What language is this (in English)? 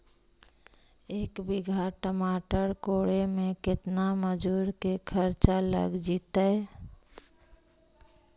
Magahi